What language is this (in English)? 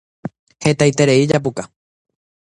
Guarani